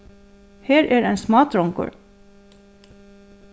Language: Faroese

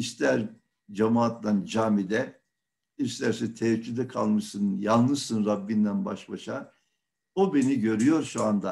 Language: Turkish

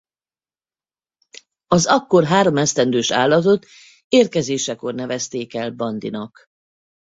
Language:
Hungarian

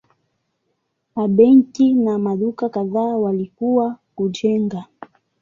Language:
Swahili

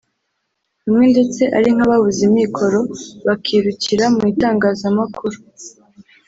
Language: Kinyarwanda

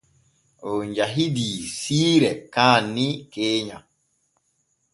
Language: Borgu Fulfulde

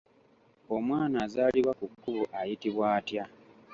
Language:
Ganda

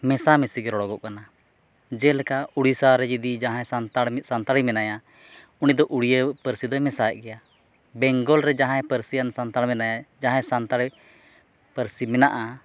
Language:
Santali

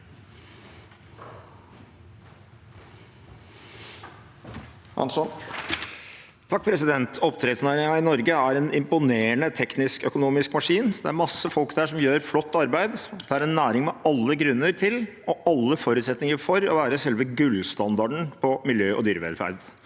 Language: Norwegian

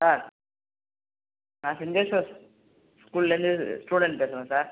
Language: Tamil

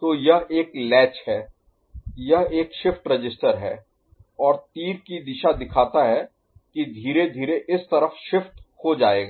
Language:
Hindi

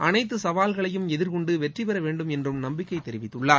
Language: Tamil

